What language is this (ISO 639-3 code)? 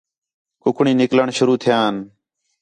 xhe